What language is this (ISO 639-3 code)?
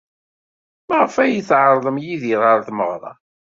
kab